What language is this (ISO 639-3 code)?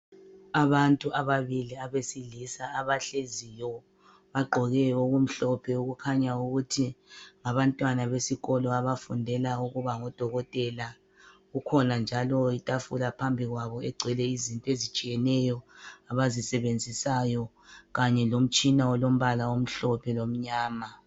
nde